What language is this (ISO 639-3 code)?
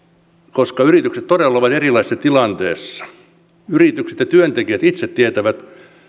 fin